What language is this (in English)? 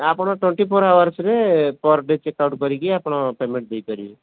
Odia